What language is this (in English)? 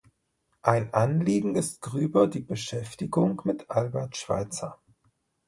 German